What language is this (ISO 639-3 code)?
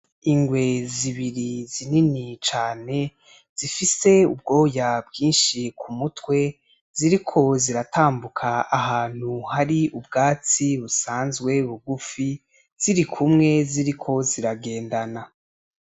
run